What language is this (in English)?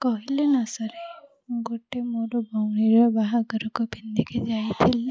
Odia